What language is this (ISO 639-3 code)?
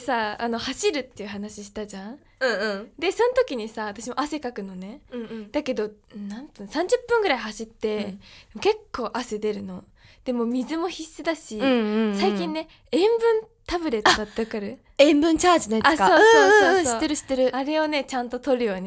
jpn